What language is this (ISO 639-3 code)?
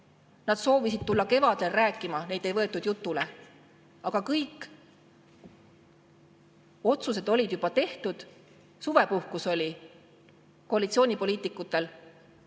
est